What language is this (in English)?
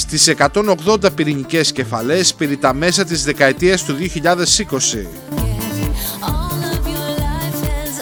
Greek